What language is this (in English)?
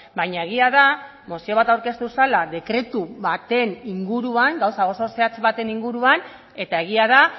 Basque